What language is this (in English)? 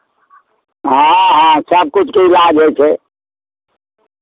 Maithili